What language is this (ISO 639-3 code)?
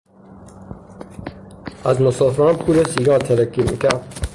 fas